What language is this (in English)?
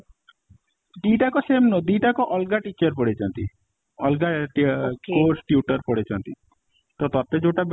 Odia